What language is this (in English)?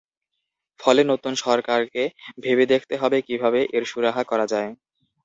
Bangla